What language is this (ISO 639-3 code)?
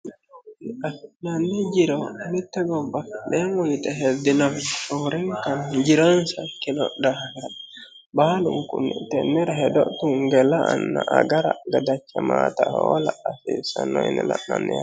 sid